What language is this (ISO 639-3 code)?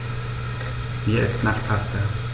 deu